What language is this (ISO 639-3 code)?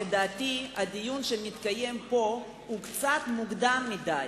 heb